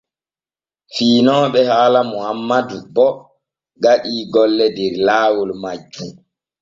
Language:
Borgu Fulfulde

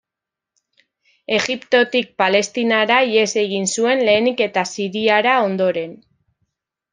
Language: Basque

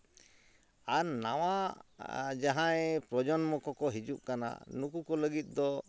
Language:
Santali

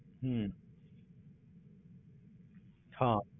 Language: Punjabi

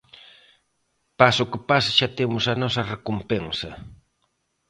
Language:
Galician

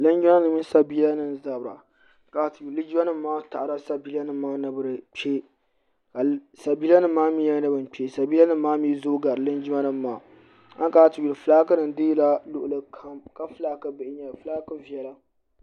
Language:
Dagbani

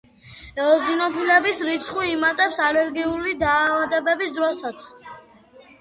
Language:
Georgian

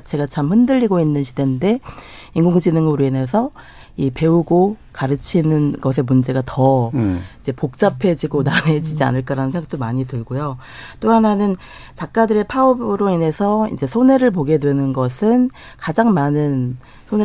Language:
Korean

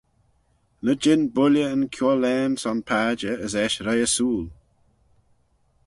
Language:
Manx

